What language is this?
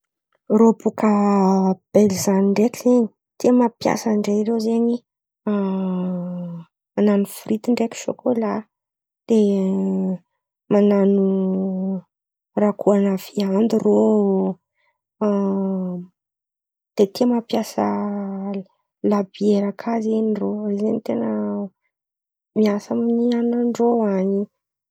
Antankarana Malagasy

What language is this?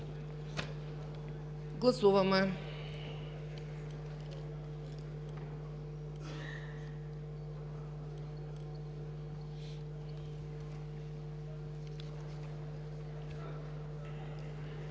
Bulgarian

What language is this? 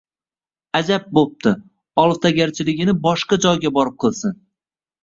Uzbek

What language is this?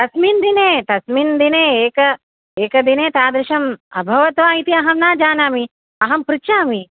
Sanskrit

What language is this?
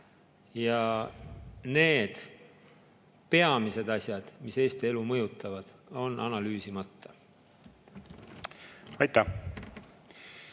Estonian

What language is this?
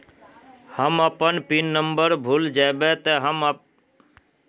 Magahi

